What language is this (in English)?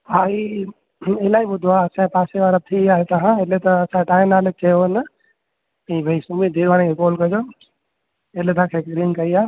Sindhi